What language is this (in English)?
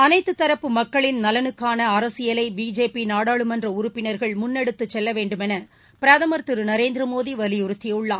Tamil